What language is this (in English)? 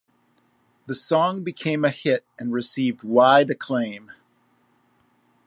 English